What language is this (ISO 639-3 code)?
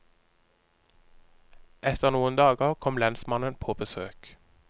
nor